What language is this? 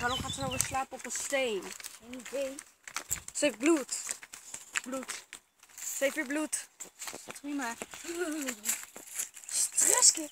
Dutch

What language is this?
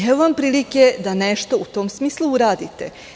Serbian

